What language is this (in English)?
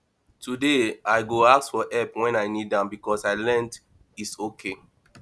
Nigerian Pidgin